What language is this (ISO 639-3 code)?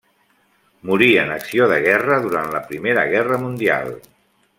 cat